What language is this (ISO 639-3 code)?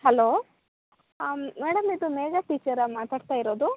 kan